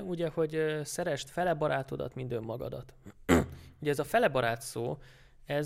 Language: Hungarian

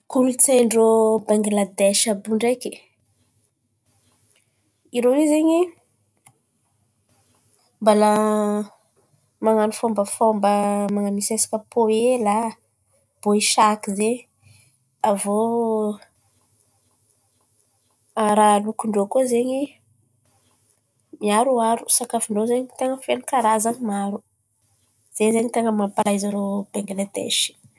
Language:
Antankarana Malagasy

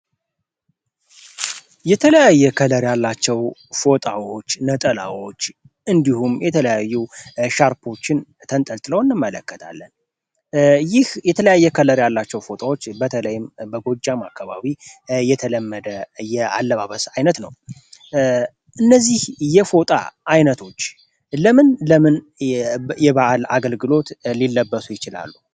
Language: Amharic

